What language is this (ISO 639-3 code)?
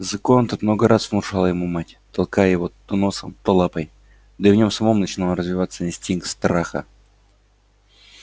rus